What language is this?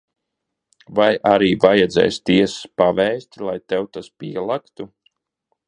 Latvian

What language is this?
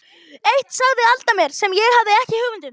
Icelandic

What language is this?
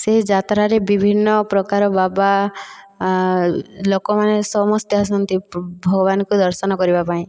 Odia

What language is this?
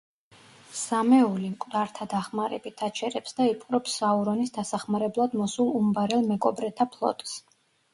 Georgian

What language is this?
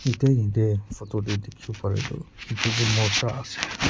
Naga Pidgin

